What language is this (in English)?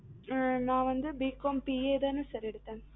Tamil